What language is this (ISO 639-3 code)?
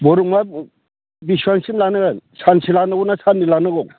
brx